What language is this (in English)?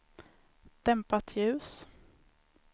Swedish